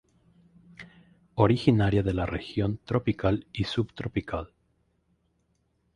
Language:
Spanish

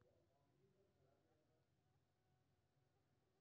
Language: Maithili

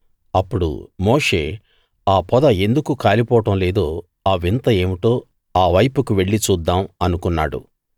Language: Telugu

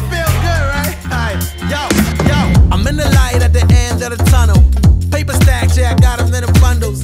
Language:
English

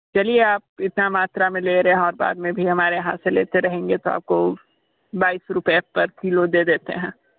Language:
Hindi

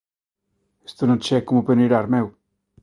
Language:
Galician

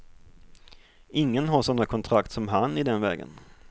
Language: Swedish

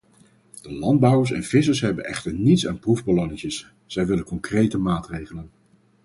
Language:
Dutch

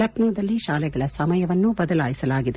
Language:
Kannada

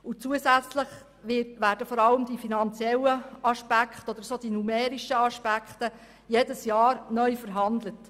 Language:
Swiss German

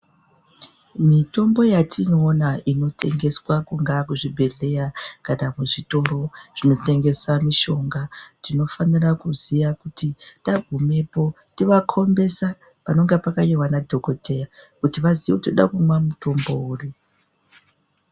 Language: Ndau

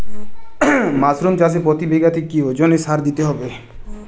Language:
Bangla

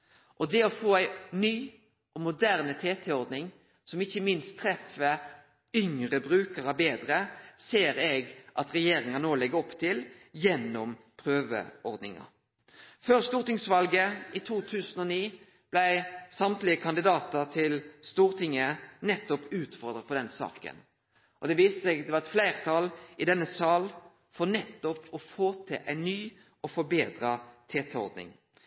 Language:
Norwegian Nynorsk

